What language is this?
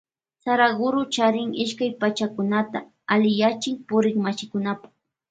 Loja Highland Quichua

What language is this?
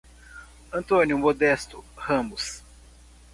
Portuguese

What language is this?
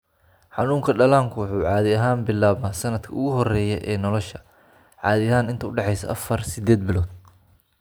Somali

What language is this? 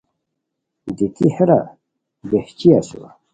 Khowar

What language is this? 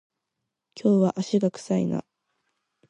Japanese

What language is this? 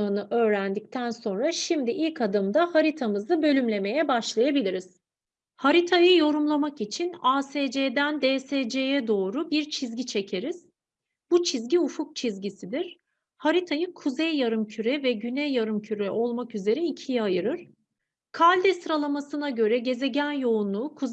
Turkish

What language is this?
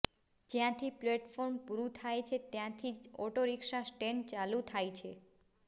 Gujarati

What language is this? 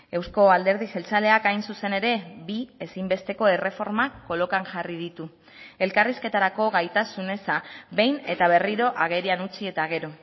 Basque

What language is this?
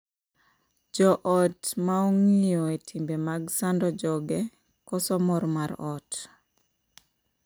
Luo (Kenya and Tanzania)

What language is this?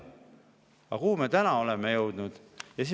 Estonian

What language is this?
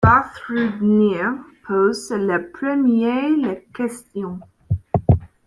French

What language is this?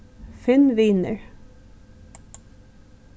Faroese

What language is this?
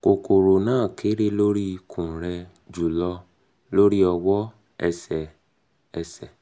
Yoruba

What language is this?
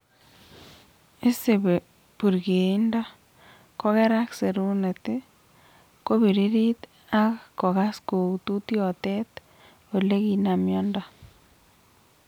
Kalenjin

